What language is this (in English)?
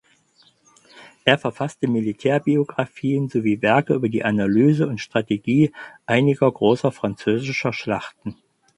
German